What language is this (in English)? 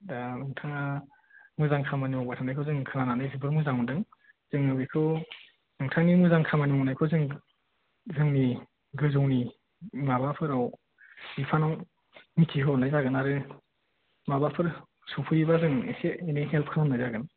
Bodo